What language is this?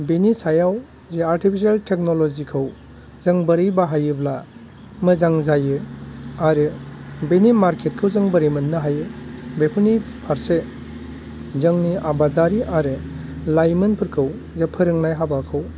Bodo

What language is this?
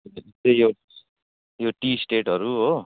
Nepali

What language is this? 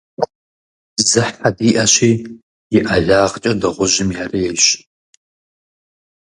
Kabardian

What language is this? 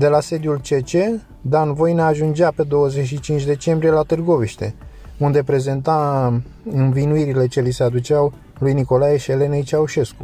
Romanian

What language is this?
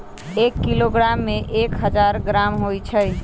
Magahi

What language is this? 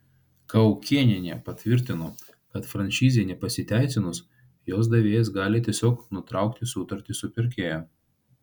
Lithuanian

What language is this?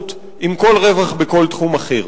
Hebrew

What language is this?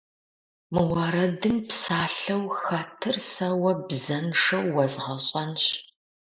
Kabardian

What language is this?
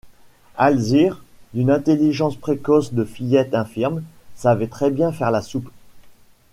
French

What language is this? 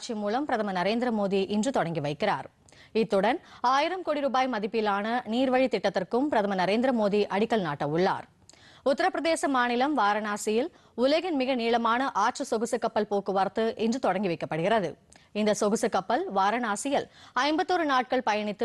Arabic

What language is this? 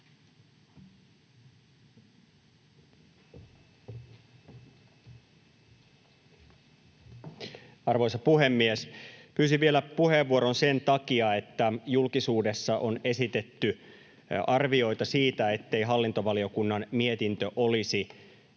Finnish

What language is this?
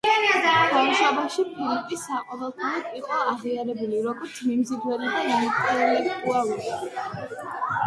Georgian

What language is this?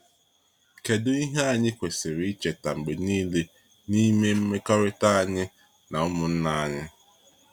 Igbo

